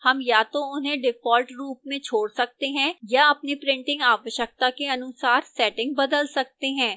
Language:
Hindi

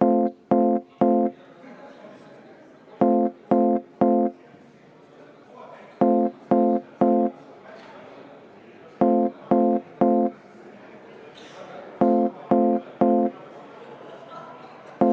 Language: Estonian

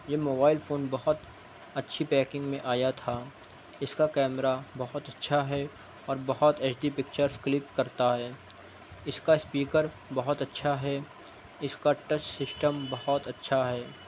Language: Urdu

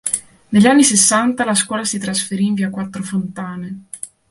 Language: Italian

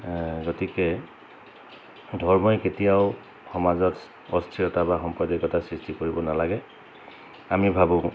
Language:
Assamese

